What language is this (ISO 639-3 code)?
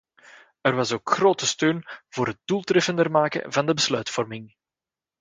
nld